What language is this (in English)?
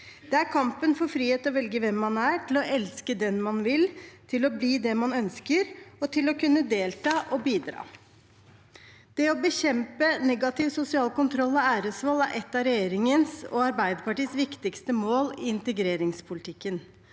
Norwegian